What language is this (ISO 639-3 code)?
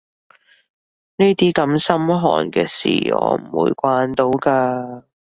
yue